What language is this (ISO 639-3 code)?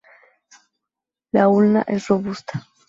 spa